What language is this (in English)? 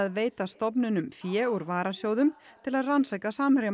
Icelandic